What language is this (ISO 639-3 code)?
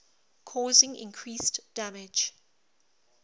eng